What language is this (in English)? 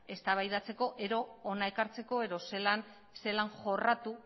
Basque